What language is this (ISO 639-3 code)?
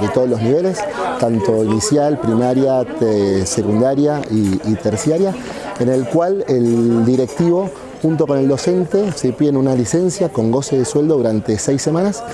spa